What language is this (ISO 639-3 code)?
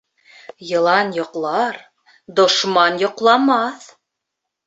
bak